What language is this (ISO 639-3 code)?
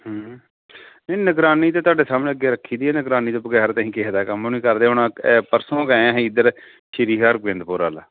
pan